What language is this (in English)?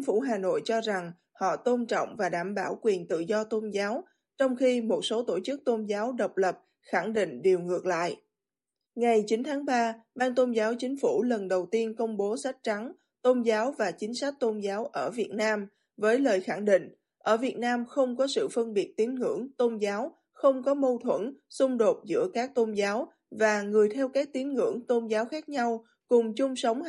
Vietnamese